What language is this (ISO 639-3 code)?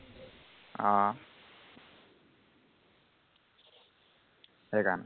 asm